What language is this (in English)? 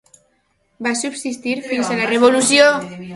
Catalan